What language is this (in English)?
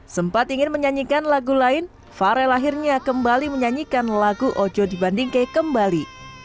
Indonesian